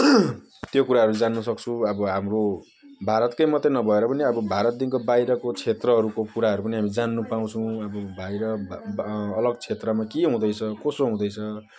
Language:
Nepali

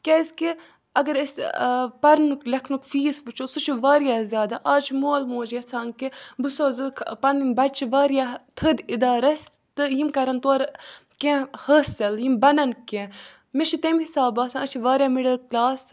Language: Kashmiri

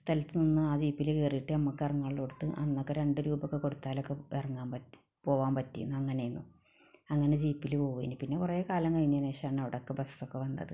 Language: Malayalam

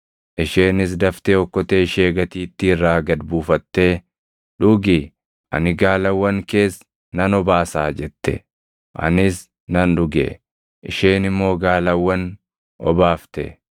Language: Oromo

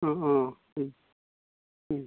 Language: Bodo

